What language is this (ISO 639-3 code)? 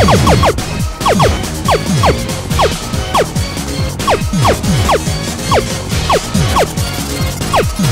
eng